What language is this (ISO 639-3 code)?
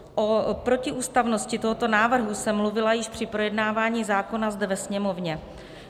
ces